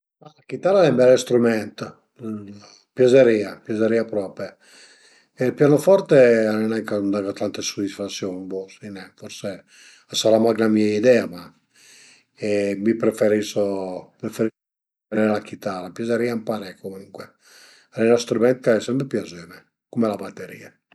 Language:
Piedmontese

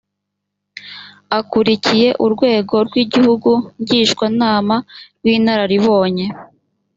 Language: Kinyarwanda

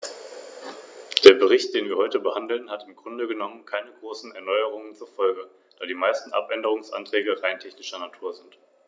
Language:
German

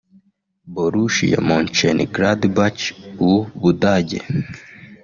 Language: Kinyarwanda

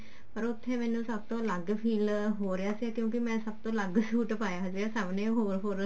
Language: Punjabi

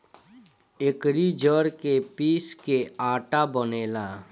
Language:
Bhojpuri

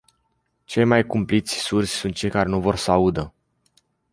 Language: Romanian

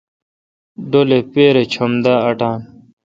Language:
Kalkoti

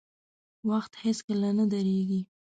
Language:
Pashto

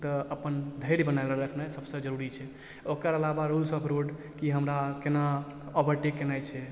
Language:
Maithili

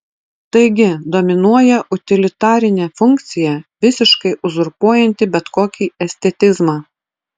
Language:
Lithuanian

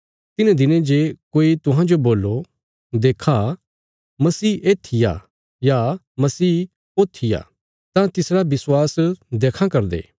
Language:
Bilaspuri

